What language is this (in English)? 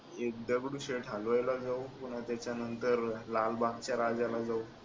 Marathi